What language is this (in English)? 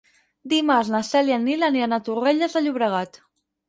Catalan